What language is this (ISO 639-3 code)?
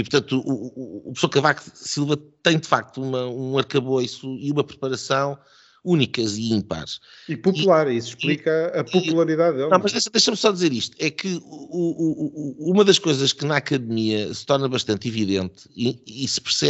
por